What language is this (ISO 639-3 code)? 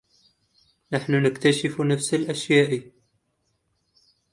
ara